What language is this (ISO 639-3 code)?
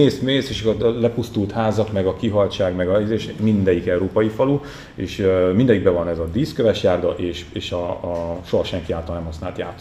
hun